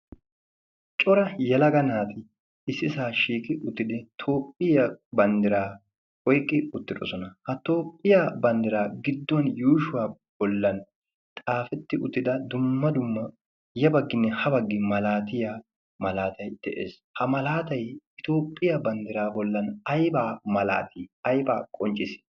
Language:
Wolaytta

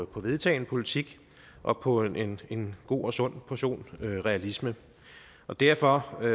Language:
Danish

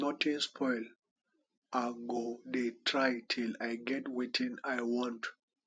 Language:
Nigerian Pidgin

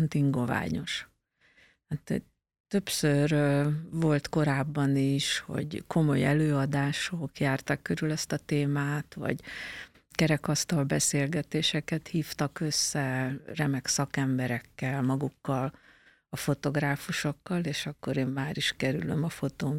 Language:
Hungarian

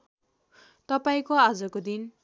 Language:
Nepali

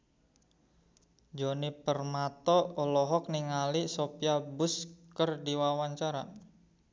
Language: Sundanese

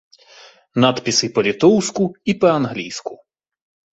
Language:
Belarusian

